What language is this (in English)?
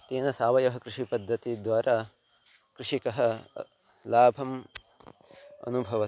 Sanskrit